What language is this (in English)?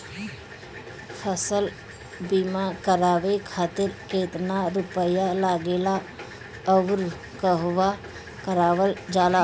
Bhojpuri